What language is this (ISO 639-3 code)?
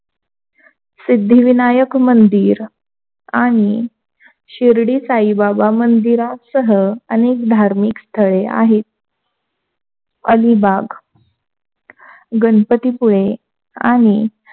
mar